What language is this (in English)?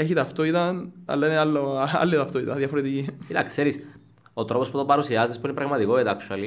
Greek